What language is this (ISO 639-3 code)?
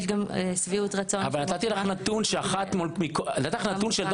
heb